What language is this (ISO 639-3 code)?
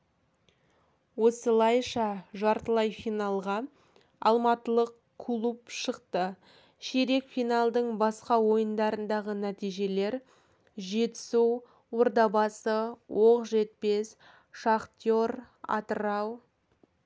kaz